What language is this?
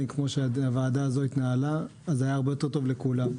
Hebrew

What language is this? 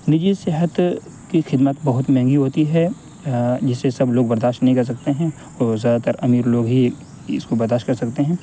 Urdu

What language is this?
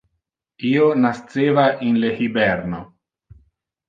Interlingua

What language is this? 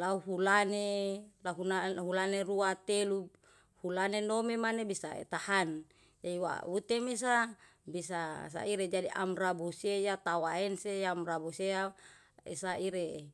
Yalahatan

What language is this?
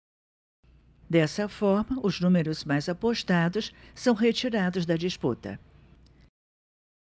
Portuguese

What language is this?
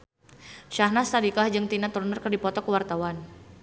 Sundanese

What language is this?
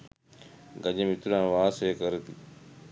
Sinhala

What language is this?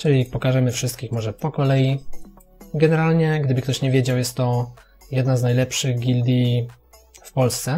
Polish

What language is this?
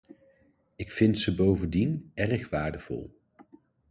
Dutch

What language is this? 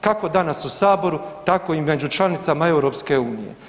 Croatian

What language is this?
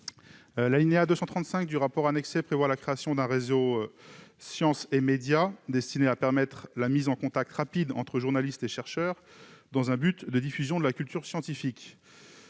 French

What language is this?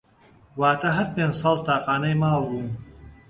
Central Kurdish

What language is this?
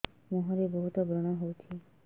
Odia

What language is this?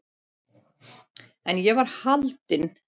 Icelandic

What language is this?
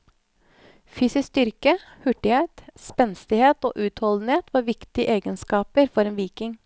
Norwegian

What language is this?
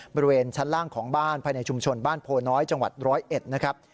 Thai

